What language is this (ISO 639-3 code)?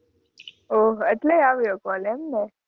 guj